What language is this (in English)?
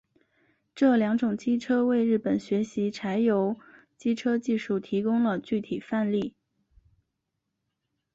Chinese